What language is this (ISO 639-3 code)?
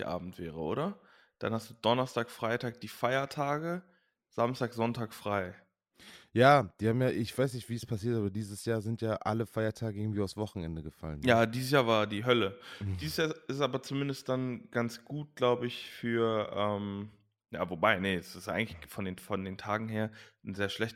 deu